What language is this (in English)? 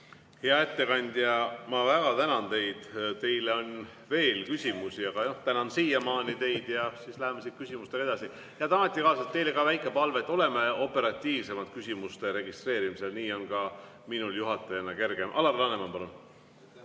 Estonian